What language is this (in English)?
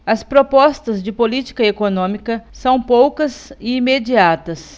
Portuguese